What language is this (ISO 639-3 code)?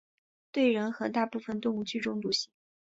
zho